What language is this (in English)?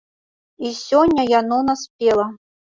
Belarusian